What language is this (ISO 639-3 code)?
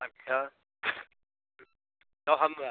hin